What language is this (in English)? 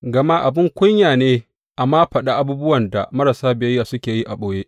Hausa